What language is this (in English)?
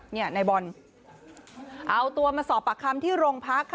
Thai